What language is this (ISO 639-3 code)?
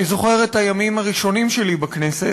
heb